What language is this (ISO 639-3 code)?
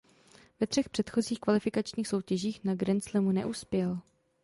ces